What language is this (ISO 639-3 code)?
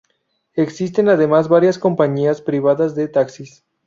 spa